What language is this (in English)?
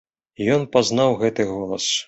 Belarusian